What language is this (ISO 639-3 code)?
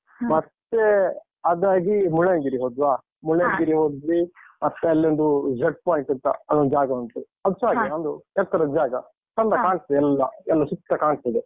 kan